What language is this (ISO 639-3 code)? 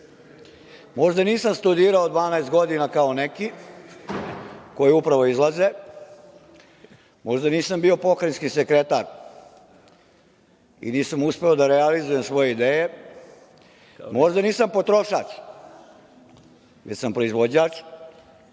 srp